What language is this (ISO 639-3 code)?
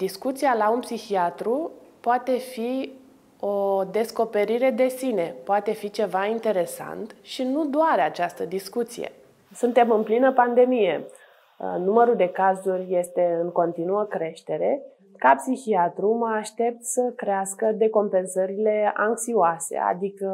ron